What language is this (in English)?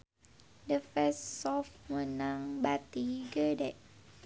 Sundanese